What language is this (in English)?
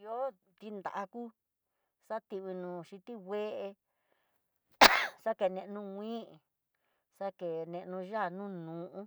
Tidaá Mixtec